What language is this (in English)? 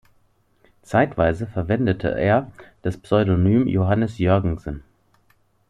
German